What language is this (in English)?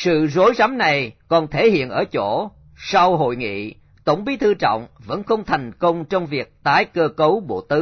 Vietnamese